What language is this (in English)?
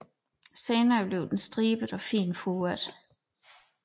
Danish